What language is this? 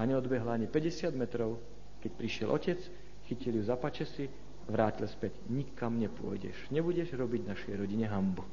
Slovak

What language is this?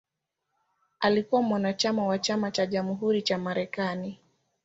Swahili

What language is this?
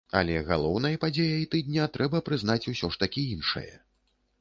Belarusian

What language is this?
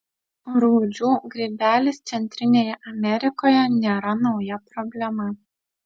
Lithuanian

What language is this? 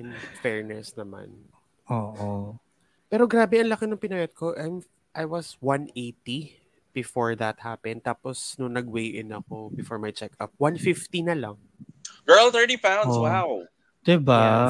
Filipino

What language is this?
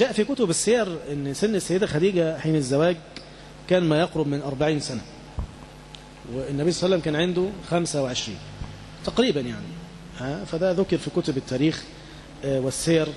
Arabic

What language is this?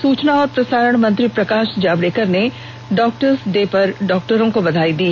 Hindi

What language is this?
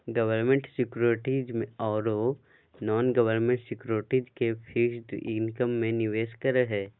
Magahi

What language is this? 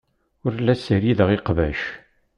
Kabyle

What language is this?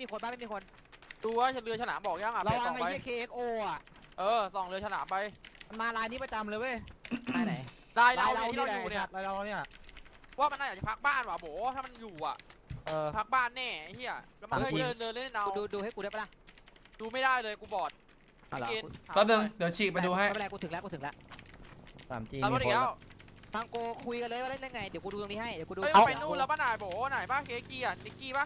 Thai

